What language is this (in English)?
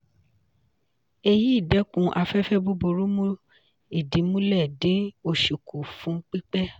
Yoruba